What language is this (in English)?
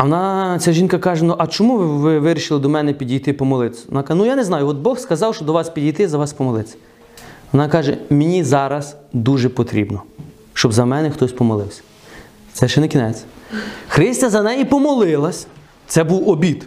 Ukrainian